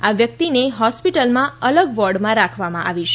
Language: Gujarati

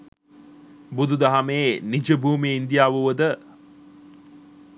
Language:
Sinhala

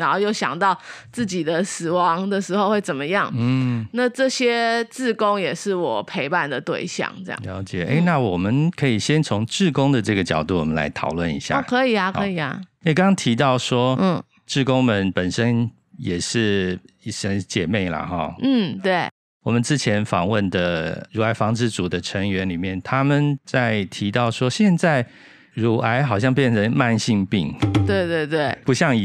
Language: Chinese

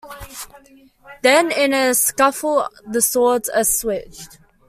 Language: English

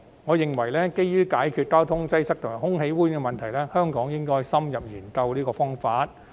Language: Cantonese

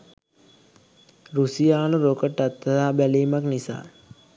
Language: Sinhala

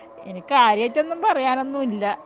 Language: Malayalam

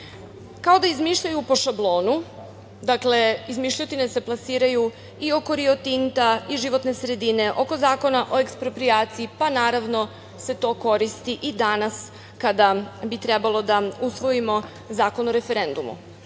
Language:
Serbian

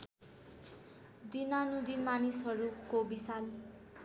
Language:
Nepali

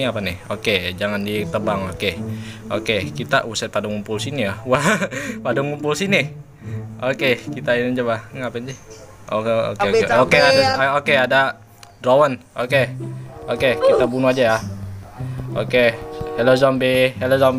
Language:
Indonesian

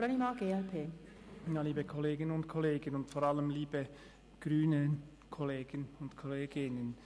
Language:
Swiss German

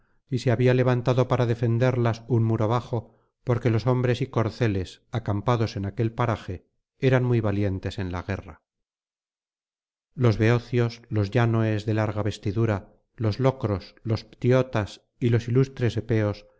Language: Spanish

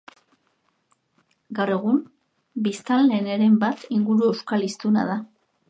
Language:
Basque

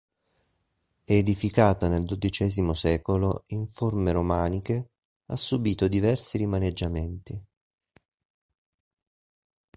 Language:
Italian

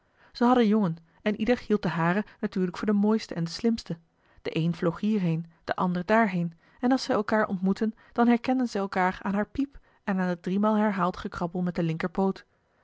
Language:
Dutch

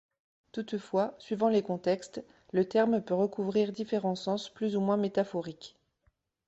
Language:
French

